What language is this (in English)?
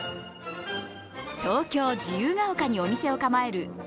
Japanese